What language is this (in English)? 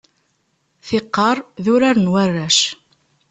Kabyle